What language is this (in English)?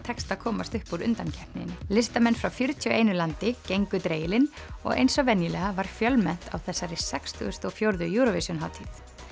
Icelandic